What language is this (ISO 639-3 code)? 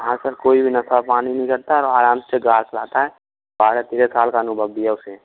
hin